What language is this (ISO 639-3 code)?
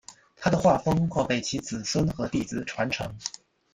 zho